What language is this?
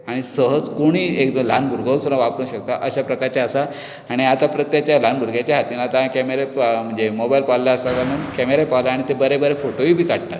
Konkani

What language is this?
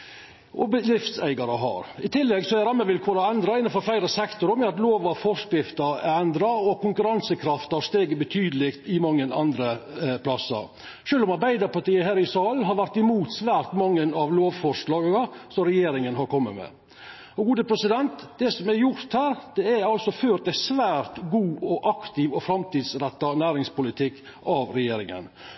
Norwegian Nynorsk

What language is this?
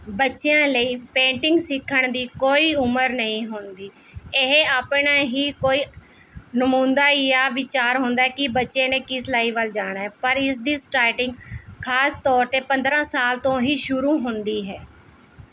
Punjabi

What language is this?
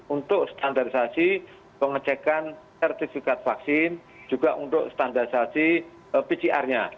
Indonesian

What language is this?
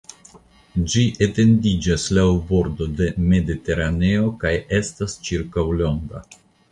Esperanto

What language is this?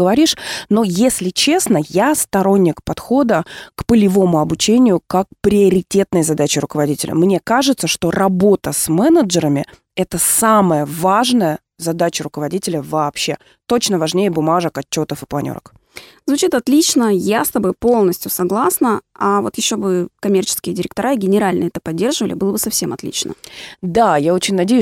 Russian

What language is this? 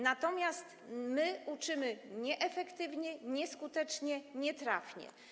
Polish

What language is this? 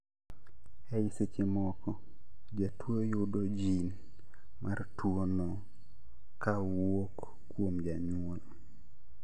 Luo (Kenya and Tanzania)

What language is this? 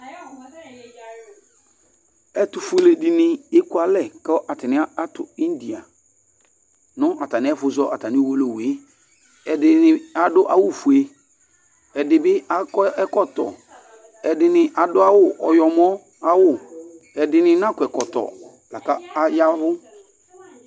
Ikposo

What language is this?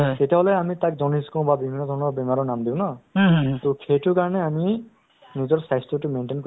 Assamese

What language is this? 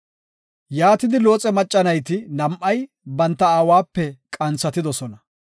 Gofa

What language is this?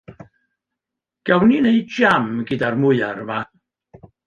Welsh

